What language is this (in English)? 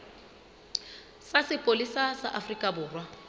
Southern Sotho